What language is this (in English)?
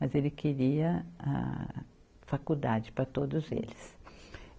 Portuguese